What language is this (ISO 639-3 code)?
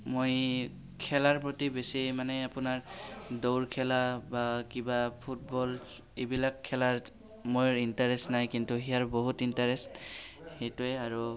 asm